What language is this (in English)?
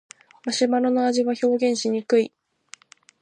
Japanese